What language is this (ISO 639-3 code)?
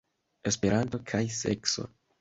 epo